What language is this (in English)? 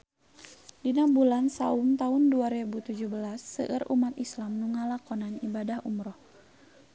Sundanese